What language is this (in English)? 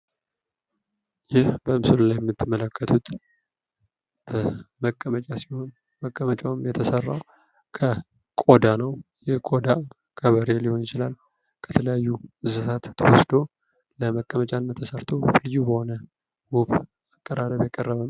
Amharic